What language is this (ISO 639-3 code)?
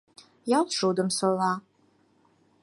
chm